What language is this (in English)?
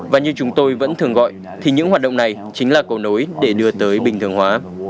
Vietnamese